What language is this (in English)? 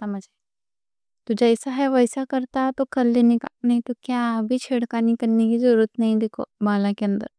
Deccan